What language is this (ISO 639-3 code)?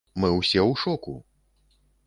bel